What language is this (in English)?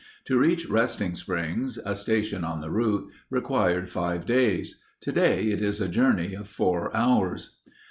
English